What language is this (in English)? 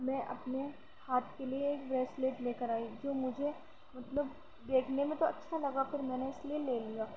Urdu